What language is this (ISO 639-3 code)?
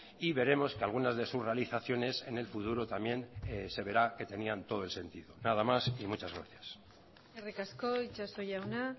spa